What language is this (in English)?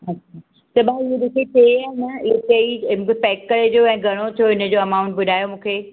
Sindhi